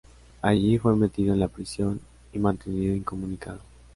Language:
Spanish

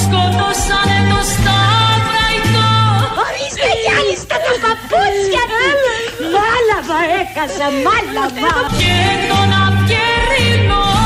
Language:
Greek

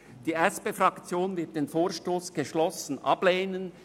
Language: Swiss German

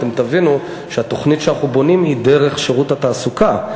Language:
Hebrew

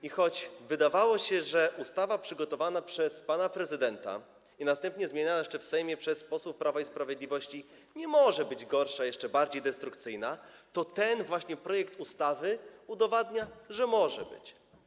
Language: Polish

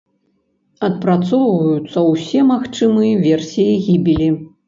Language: Belarusian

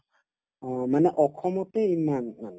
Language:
Assamese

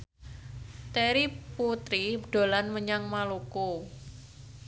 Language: Javanese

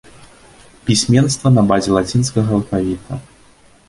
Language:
Belarusian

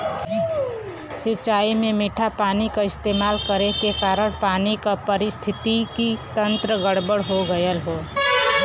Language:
Bhojpuri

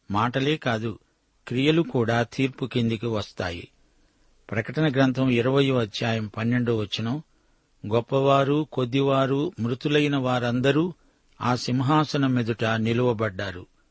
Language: Telugu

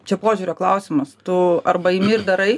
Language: Lithuanian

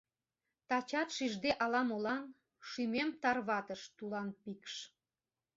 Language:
Mari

